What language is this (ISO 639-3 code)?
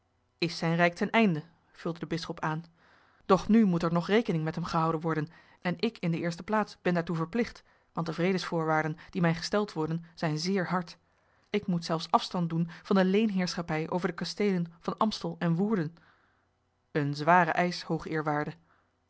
nld